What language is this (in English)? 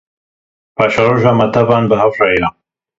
Kurdish